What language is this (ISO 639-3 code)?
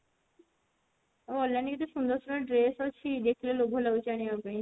ori